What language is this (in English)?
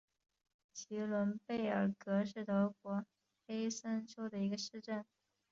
Chinese